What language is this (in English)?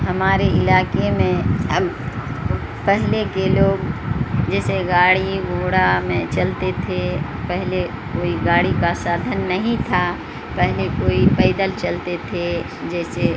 Urdu